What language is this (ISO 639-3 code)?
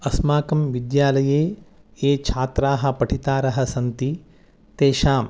san